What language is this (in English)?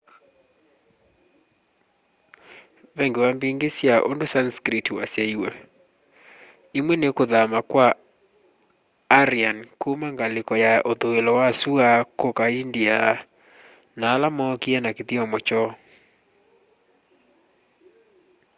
Kamba